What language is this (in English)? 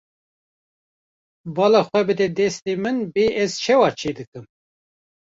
Kurdish